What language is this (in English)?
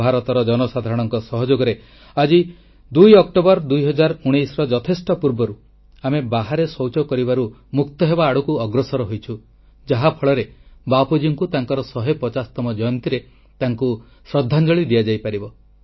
Odia